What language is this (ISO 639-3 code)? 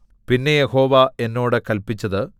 mal